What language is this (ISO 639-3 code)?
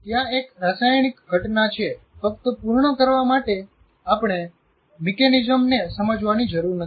guj